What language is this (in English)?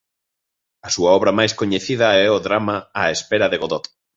Galician